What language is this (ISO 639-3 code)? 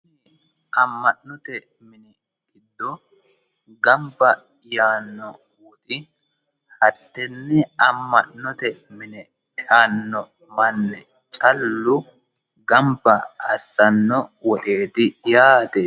sid